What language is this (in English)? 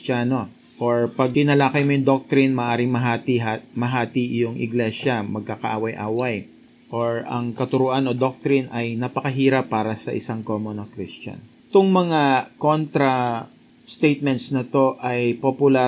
Filipino